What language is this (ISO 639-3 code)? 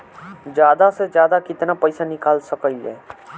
bho